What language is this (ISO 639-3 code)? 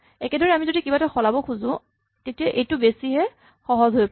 asm